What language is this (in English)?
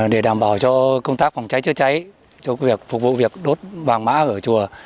Vietnamese